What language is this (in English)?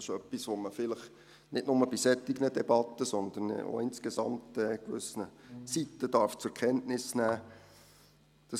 Swiss German